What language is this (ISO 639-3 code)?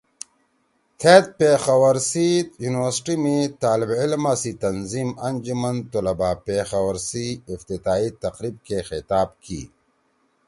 trw